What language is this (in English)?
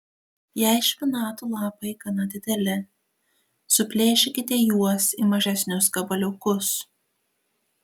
Lithuanian